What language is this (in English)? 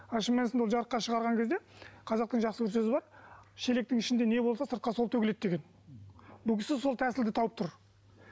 Kazakh